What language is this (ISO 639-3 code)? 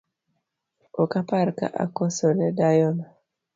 luo